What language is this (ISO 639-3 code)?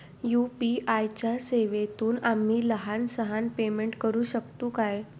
mar